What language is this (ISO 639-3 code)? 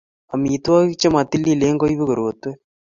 kln